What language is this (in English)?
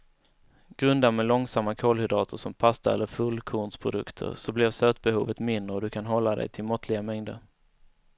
Swedish